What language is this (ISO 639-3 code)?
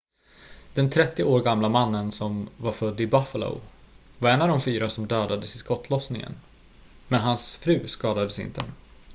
swe